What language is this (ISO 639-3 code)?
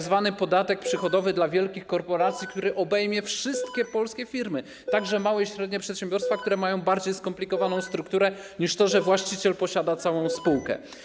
pol